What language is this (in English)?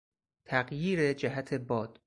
Persian